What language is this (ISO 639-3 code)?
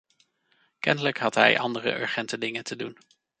nld